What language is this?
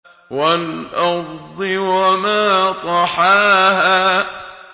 Arabic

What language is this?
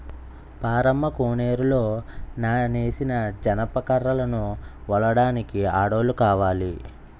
Telugu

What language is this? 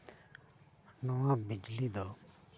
Santali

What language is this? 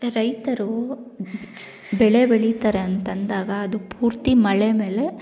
Kannada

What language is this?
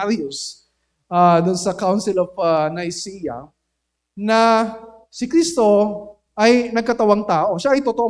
Filipino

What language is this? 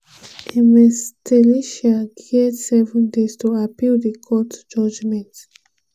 Nigerian Pidgin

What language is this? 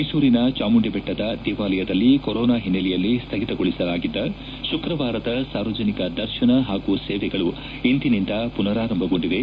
Kannada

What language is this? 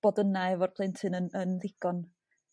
Welsh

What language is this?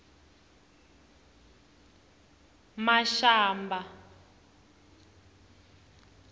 Tsonga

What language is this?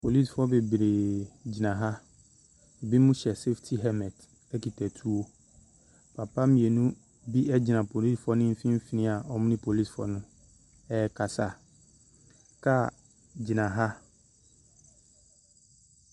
Akan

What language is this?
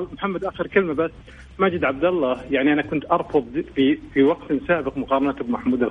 Arabic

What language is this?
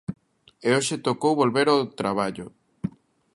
Galician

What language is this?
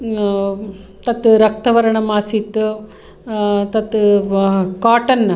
Sanskrit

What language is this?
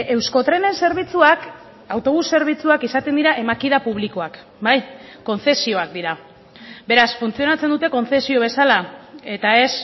Basque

